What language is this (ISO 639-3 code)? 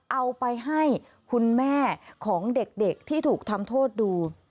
tha